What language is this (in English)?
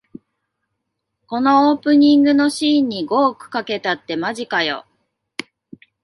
Japanese